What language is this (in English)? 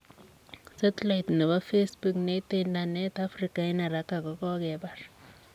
Kalenjin